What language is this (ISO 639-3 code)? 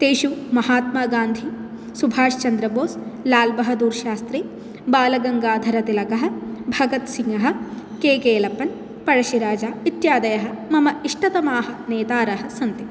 san